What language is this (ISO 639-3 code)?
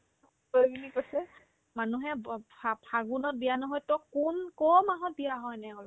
asm